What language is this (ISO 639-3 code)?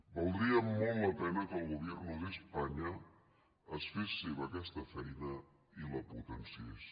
cat